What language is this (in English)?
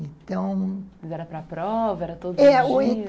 Portuguese